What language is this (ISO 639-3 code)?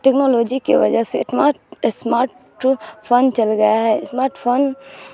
urd